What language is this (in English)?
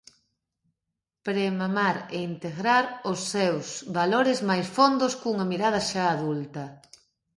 Galician